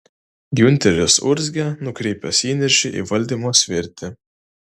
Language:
Lithuanian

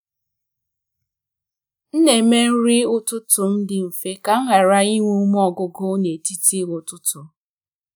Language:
Igbo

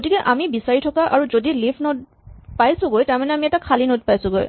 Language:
Assamese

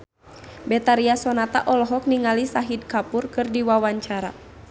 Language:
Sundanese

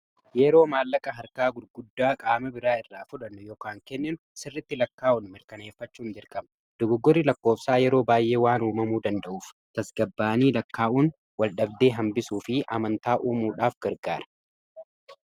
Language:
Oromo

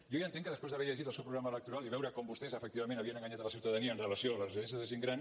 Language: Catalan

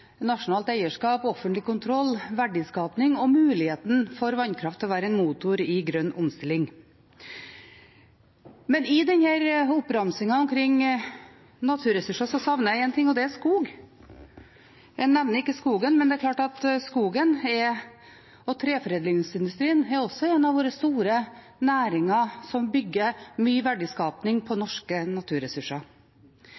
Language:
Norwegian Bokmål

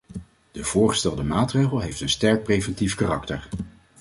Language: Dutch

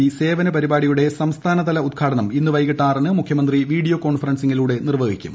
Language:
Malayalam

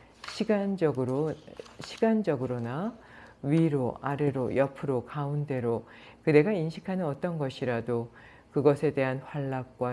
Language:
Korean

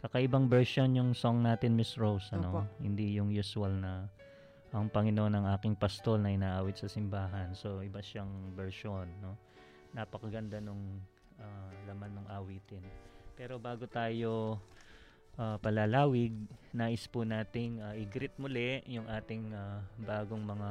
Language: Filipino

